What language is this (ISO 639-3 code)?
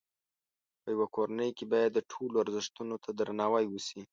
pus